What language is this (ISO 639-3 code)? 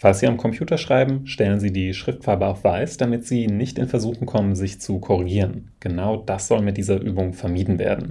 deu